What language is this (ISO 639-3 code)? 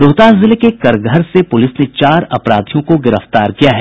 hin